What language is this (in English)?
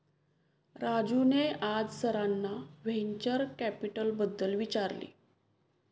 Marathi